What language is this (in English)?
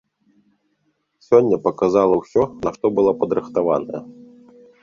Belarusian